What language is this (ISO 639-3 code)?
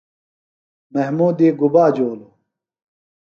phl